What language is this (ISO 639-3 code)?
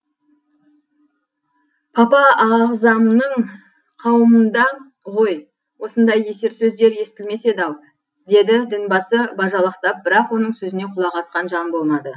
kaz